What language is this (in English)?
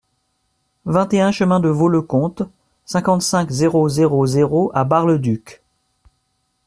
French